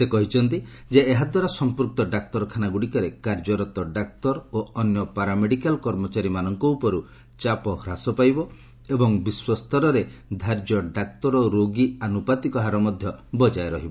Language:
Odia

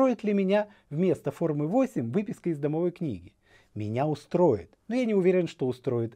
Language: Russian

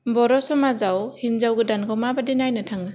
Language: Bodo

